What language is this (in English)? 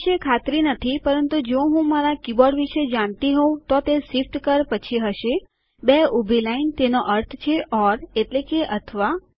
Gujarati